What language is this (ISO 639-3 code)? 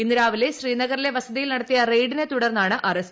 mal